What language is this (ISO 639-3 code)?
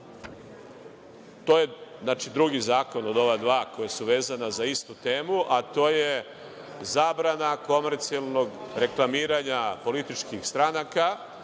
srp